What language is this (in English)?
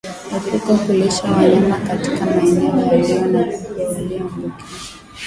Swahili